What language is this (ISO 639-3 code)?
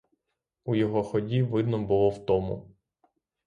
ukr